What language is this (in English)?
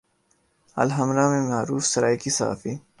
Urdu